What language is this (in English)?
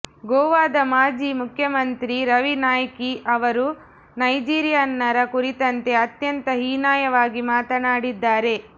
Kannada